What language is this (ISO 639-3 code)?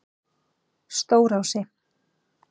isl